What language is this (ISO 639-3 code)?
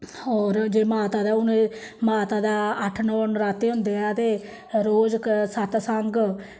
doi